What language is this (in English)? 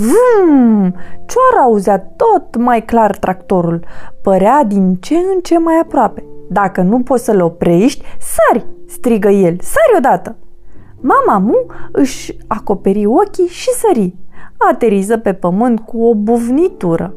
Romanian